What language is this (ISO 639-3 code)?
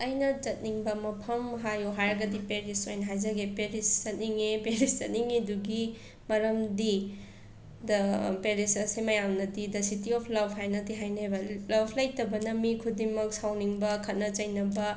mni